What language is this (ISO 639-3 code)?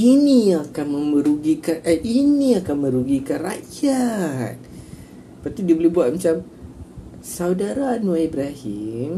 msa